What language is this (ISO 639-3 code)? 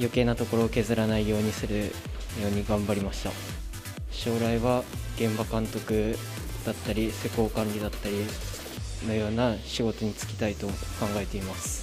jpn